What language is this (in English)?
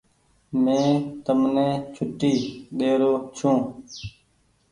Goaria